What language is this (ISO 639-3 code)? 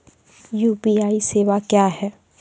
mai